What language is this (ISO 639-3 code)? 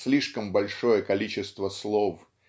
rus